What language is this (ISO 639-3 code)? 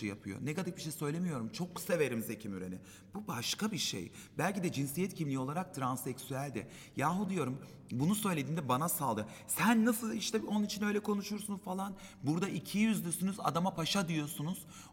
tur